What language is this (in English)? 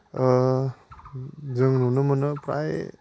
Bodo